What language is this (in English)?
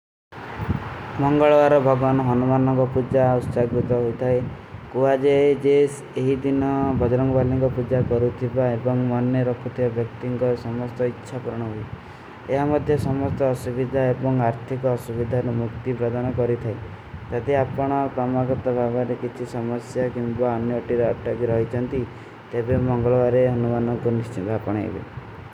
Kui (India)